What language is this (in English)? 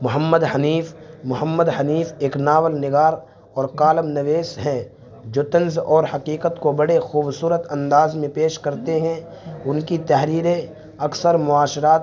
Urdu